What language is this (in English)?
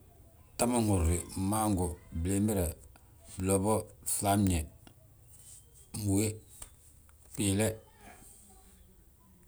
Balanta-Ganja